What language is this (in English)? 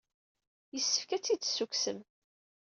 Kabyle